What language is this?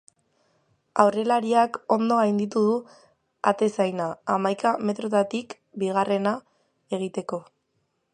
Basque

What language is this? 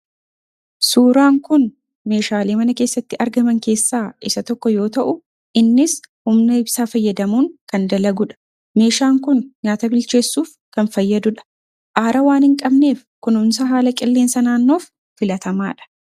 Oromo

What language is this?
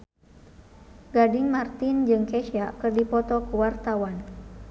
Sundanese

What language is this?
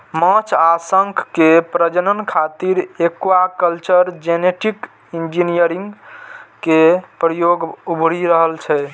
Maithili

